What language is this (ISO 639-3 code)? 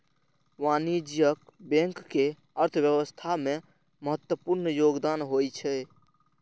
mai